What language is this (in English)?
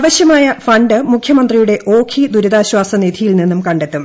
Malayalam